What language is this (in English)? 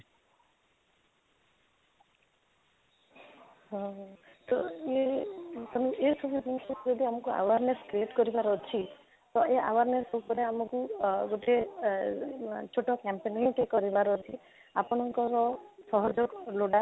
Odia